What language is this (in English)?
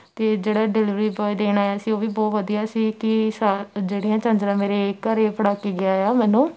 Punjabi